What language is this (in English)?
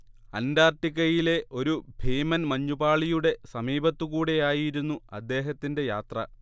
Malayalam